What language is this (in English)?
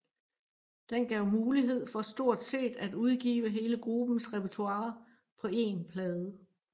Danish